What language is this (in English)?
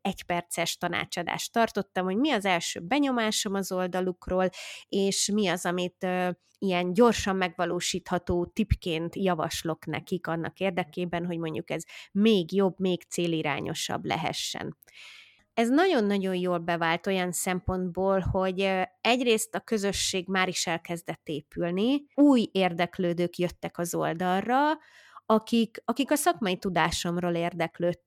Hungarian